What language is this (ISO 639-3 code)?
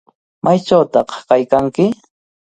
qvl